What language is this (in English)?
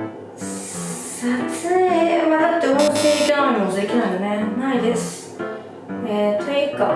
Japanese